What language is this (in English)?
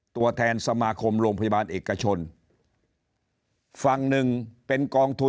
Thai